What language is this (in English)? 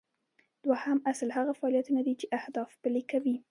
Pashto